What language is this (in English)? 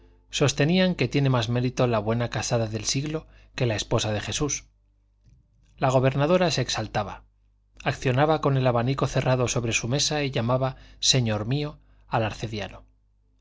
Spanish